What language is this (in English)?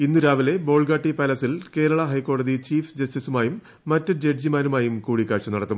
Malayalam